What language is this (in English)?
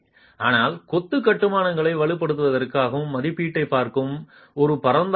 Tamil